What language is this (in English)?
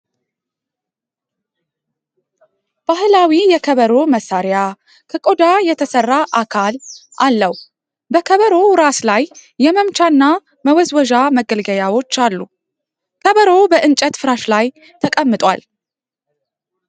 Amharic